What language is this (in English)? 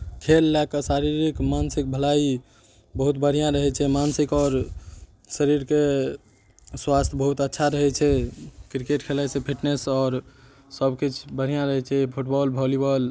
Maithili